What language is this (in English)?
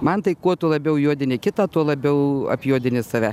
Lithuanian